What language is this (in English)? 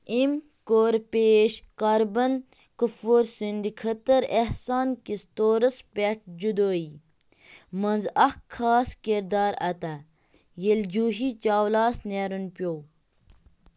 Kashmiri